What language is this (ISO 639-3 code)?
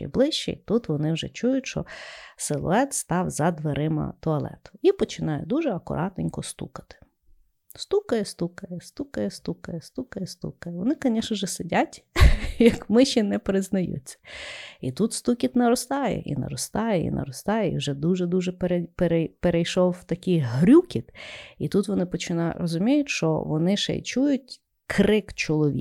ukr